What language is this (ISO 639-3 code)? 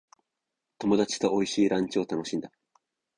jpn